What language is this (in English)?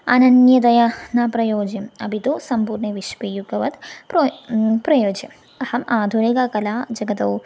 Sanskrit